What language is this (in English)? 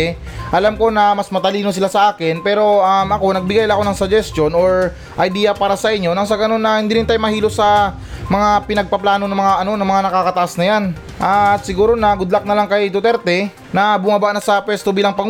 Filipino